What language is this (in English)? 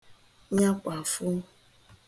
Igbo